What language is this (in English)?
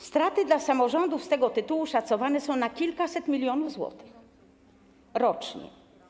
Polish